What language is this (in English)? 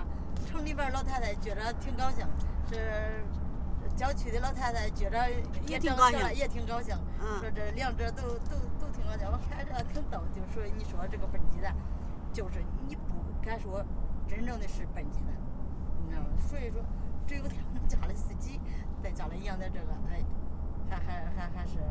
Chinese